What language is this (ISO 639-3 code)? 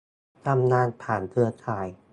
tha